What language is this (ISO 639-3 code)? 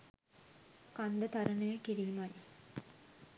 sin